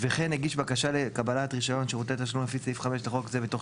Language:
Hebrew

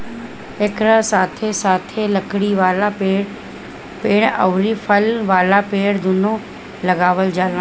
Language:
Bhojpuri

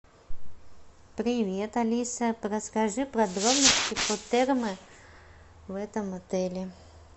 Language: Russian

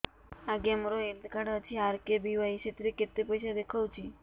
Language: Odia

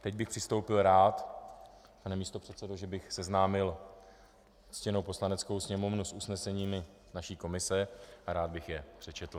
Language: Czech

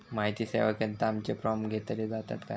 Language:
Marathi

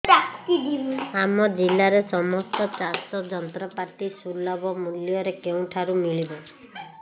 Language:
Odia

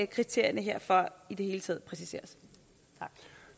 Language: Danish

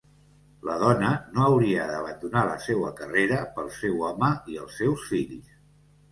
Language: Catalan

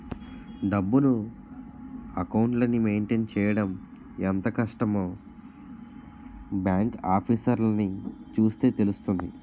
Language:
Telugu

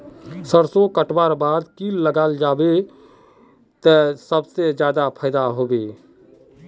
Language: Magahi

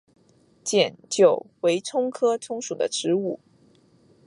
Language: Chinese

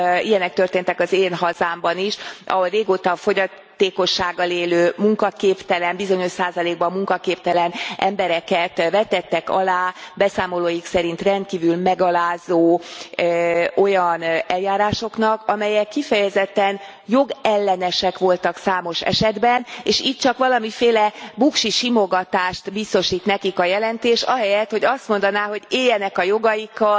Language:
Hungarian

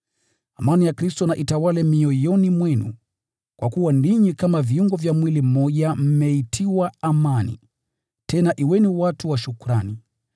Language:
Swahili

